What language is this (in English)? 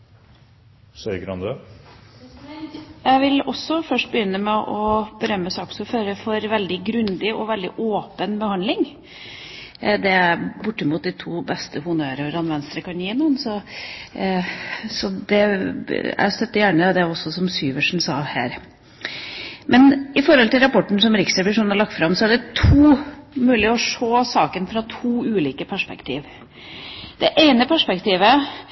Norwegian Bokmål